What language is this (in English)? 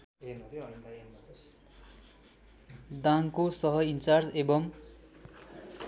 Nepali